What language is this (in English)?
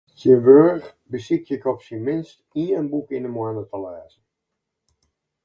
Western Frisian